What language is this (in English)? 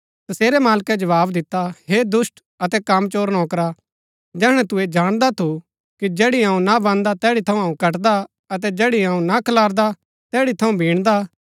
Gaddi